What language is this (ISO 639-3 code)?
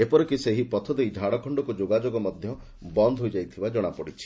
ori